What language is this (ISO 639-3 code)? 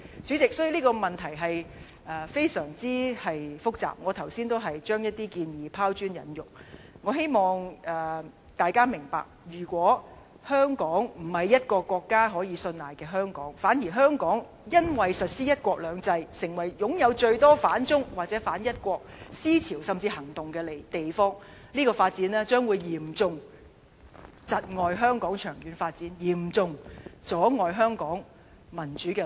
yue